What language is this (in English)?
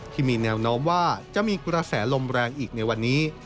Thai